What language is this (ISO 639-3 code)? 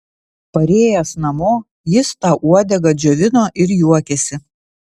lit